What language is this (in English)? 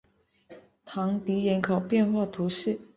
Chinese